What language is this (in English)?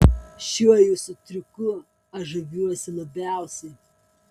Lithuanian